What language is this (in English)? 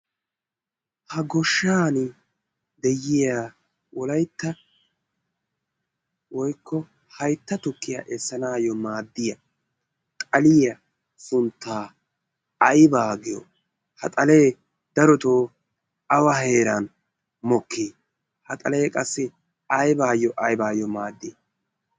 Wolaytta